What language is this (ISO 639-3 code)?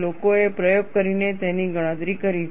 guj